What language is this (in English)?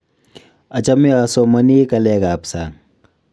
Kalenjin